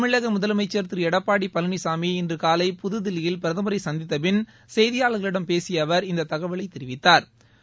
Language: Tamil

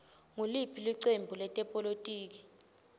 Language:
Swati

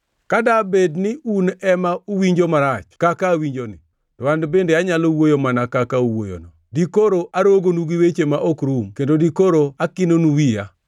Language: Luo (Kenya and Tanzania)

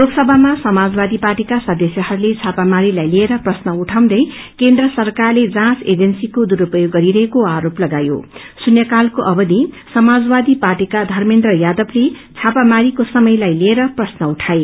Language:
Nepali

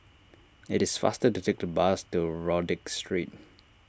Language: English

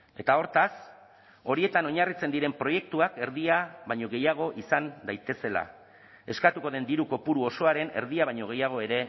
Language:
Basque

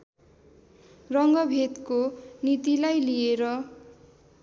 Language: Nepali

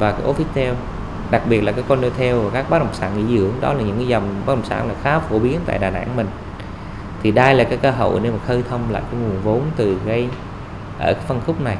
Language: Vietnamese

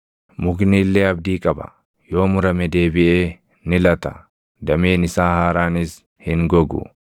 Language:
Oromo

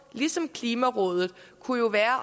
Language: Danish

